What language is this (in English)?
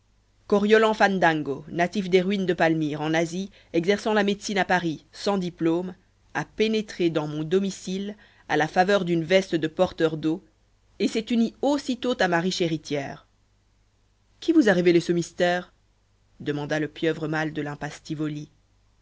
French